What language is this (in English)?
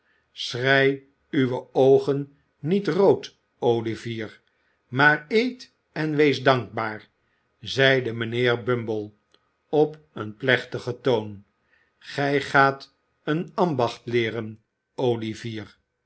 Dutch